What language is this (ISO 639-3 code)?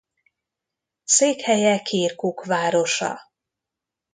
hun